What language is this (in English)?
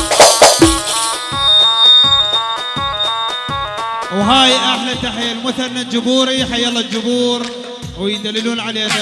Arabic